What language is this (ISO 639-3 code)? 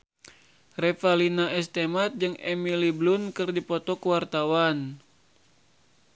sun